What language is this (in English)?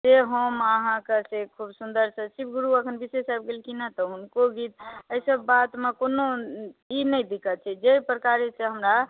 Maithili